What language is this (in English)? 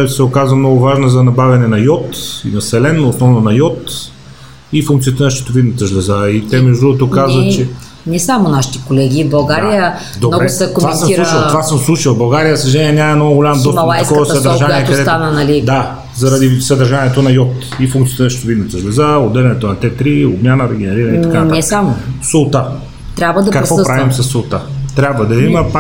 Bulgarian